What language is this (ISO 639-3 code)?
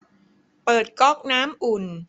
tha